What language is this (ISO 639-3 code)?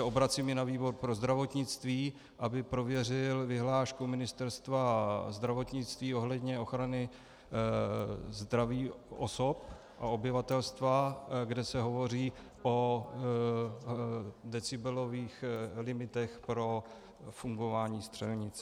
ces